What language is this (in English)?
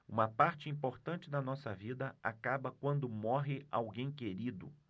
Portuguese